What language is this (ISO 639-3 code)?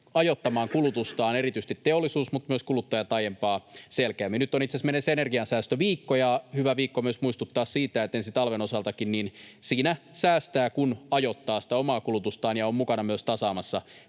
fin